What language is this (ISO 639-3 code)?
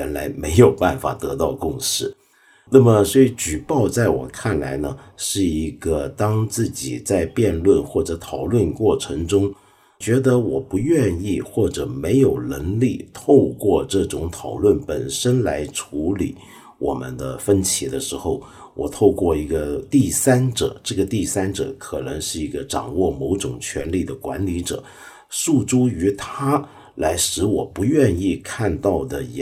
zho